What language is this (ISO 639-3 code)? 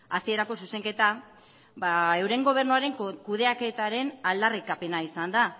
eus